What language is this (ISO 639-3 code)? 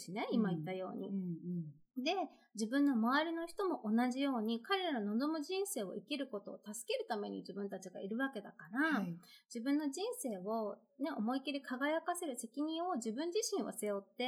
jpn